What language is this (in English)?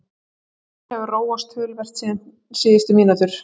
Icelandic